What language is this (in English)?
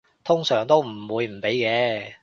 Cantonese